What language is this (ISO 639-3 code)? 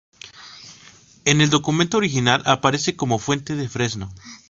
spa